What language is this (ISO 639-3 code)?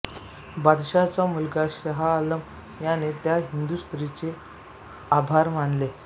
mar